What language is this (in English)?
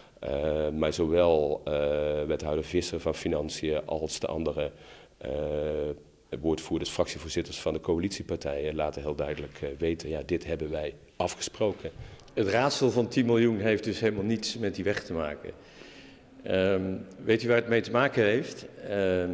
Dutch